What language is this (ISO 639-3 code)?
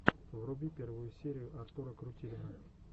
rus